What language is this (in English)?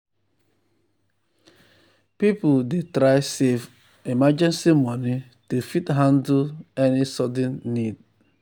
Nigerian Pidgin